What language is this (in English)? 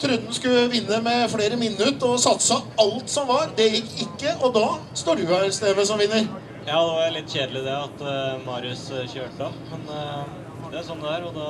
Norwegian